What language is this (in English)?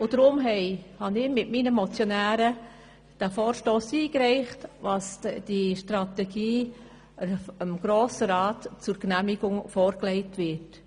Swiss German